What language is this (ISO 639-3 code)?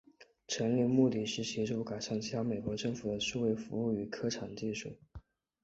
zho